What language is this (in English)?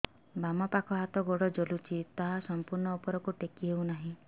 Odia